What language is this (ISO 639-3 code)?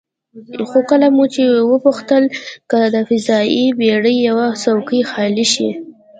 pus